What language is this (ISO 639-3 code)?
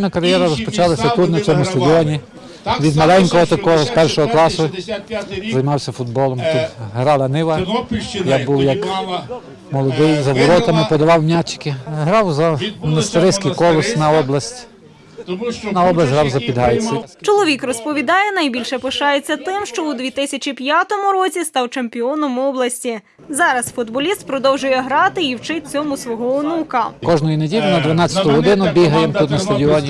ukr